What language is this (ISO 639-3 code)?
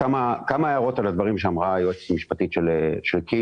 heb